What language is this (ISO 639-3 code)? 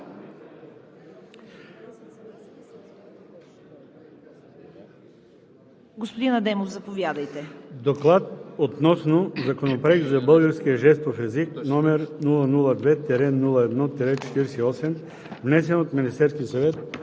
bul